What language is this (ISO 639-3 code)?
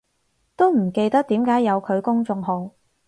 yue